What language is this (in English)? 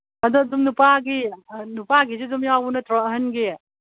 Manipuri